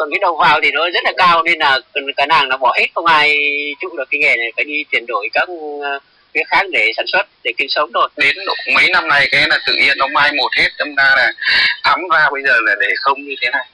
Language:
Vietnamese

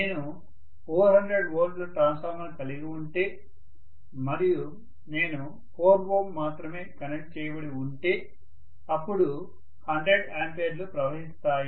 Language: Telugu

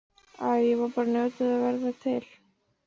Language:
Icelandic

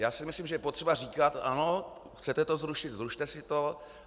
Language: Czech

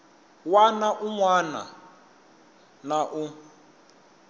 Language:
Tsonga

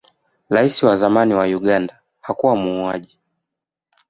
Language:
Swahili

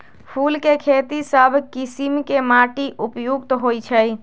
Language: Magahi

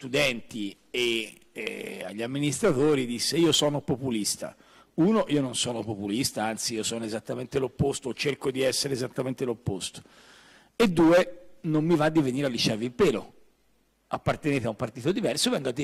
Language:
Italian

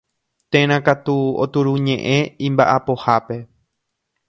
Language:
Guarani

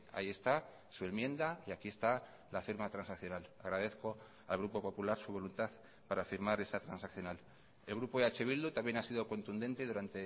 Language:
Spanish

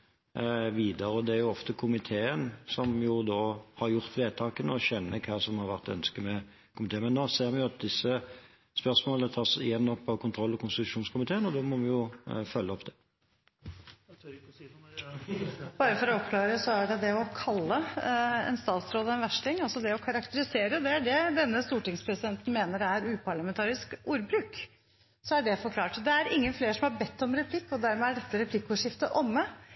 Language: Norwegian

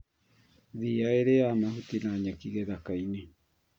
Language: Kikuyu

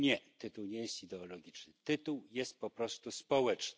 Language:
Polish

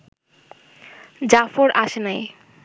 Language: Bangla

